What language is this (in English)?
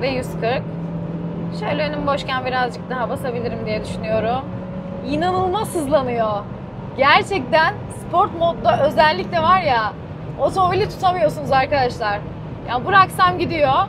Turkish